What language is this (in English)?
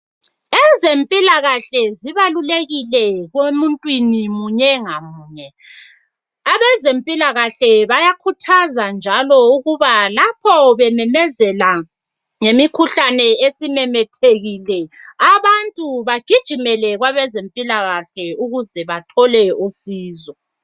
North Ndebele